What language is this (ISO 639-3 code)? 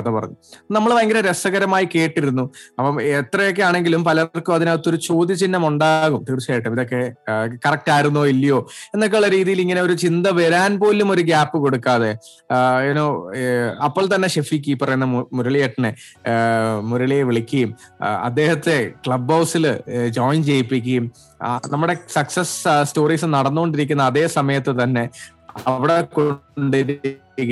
mal